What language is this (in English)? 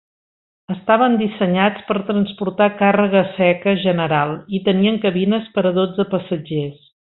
Catalan